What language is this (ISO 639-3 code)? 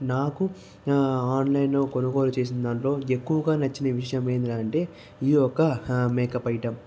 tel